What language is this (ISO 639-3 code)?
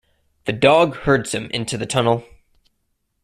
eng